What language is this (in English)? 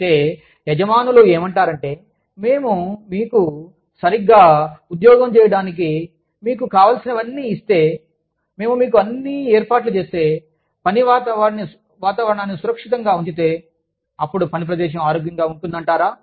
Telugu